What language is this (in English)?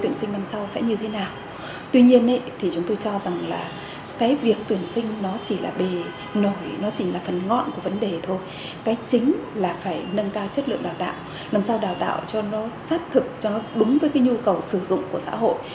Vietnamese